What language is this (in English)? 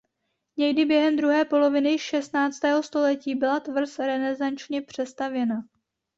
Czech